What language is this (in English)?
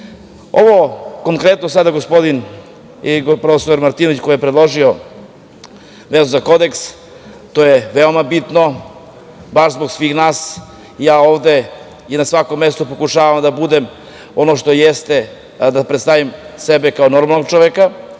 Serbian